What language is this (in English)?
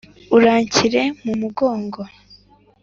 Kinyarwanda